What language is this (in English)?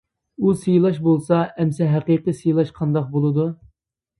Uyghur